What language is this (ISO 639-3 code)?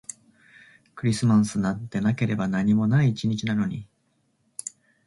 jpn